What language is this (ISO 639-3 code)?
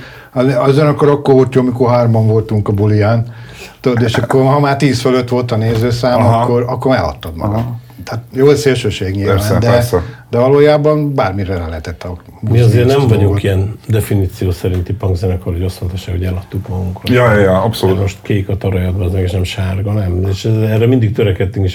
hun